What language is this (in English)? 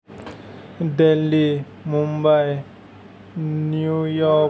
Assamese